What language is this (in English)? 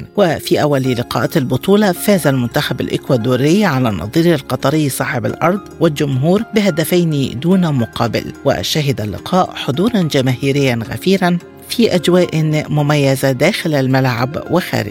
Arabic